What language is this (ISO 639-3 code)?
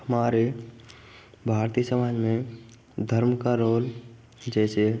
hin